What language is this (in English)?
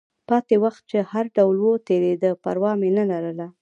Pashto